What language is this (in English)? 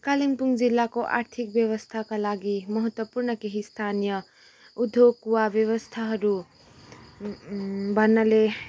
Nepali